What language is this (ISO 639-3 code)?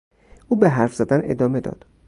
fas